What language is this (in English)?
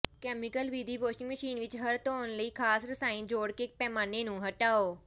Punjabi